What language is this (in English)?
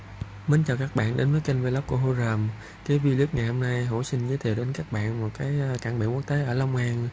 Vietnamese